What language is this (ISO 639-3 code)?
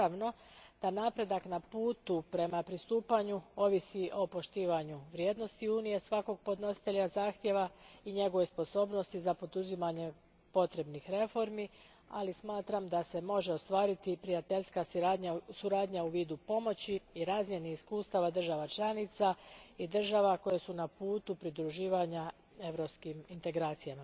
hrv